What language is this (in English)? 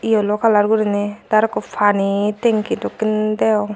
Chakma